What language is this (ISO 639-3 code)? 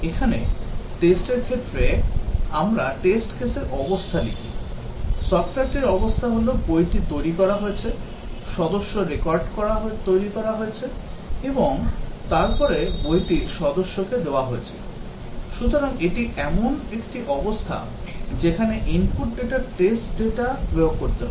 ben